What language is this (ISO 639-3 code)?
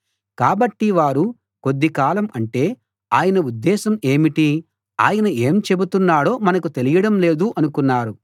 tel